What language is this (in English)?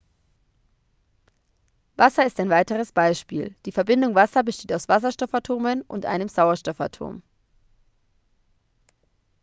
German